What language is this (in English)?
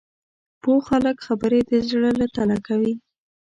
Pashto